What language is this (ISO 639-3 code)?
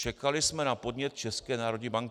ces